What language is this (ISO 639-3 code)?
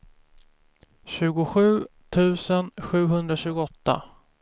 swe